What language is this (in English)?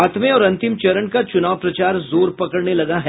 Hindi